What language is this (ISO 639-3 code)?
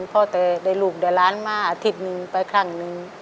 tha